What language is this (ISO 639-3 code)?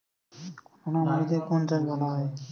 ben